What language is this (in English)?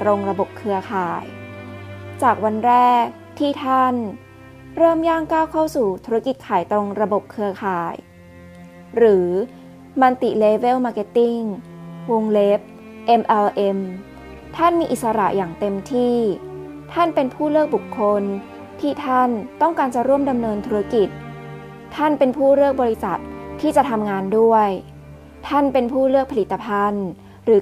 Thai